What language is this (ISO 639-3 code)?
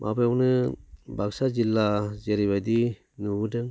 brx